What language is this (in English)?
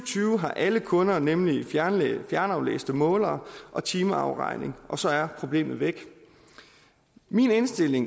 Danish